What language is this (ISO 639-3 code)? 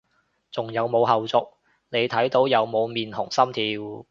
yue